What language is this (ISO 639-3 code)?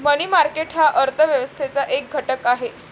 mar